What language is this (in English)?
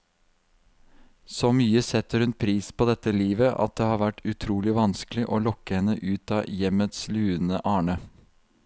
Norwegian